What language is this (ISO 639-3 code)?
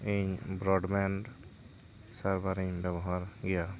sat